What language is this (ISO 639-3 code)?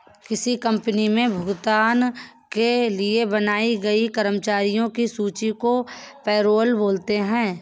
hin